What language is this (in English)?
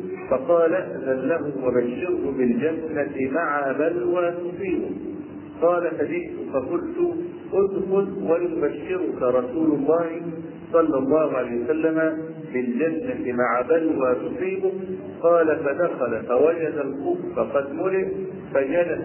Arabic